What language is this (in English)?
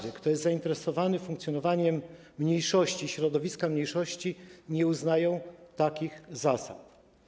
Polish